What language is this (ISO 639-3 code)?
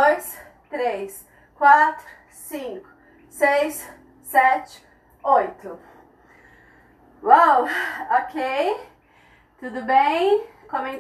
por